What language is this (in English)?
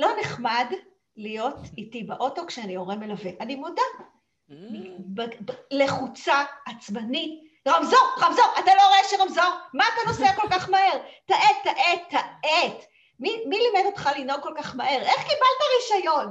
Hebrew